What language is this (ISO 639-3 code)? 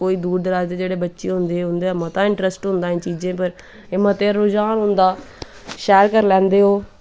doi